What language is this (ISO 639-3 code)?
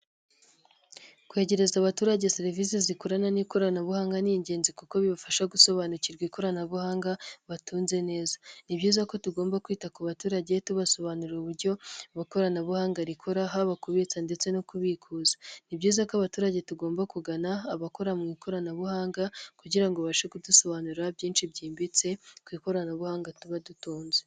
kin